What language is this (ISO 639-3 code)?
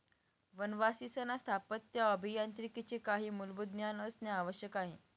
mar